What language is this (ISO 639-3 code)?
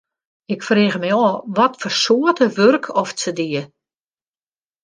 fry